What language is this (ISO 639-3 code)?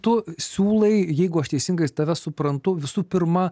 lit